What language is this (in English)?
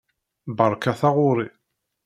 Kabyle